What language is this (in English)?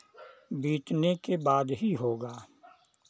Hindi